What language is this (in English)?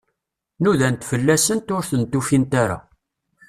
Kabyle